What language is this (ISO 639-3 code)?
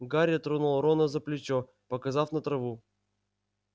rus